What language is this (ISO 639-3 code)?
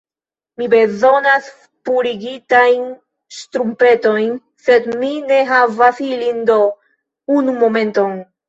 epo